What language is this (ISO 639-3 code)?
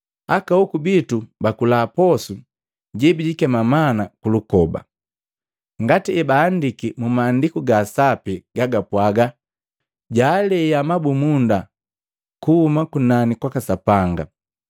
mgv